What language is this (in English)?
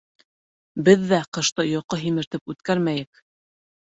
Bashkir